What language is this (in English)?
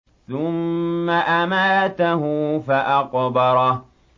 Arabic